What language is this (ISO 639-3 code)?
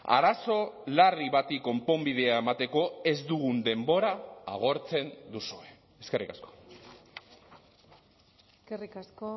eus